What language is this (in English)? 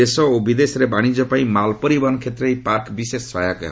Odia